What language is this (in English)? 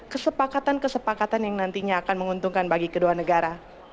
Indonesian